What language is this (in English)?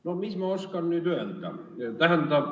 Estonian